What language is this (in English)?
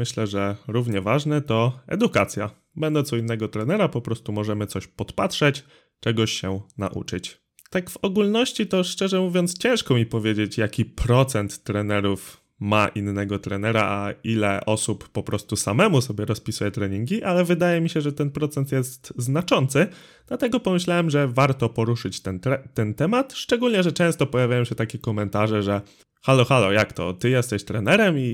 Polish